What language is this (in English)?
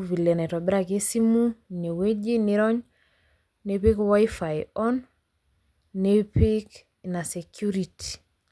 Masai